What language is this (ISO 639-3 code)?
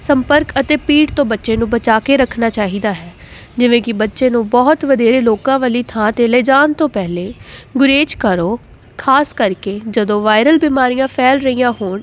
pan